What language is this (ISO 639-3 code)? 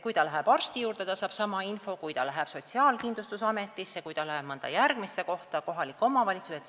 est